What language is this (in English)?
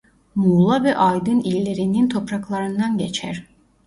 Turkish